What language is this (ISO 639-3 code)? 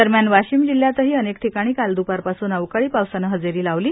mar